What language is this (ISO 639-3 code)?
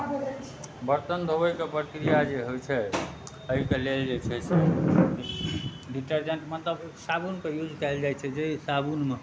mai